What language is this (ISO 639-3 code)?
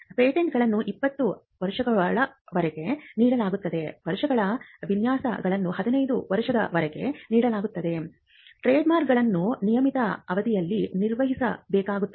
kan